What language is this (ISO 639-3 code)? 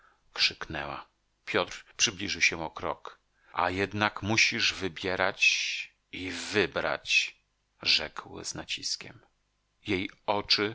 pol